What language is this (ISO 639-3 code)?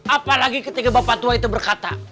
ind